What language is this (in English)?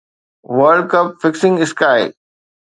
Sindhi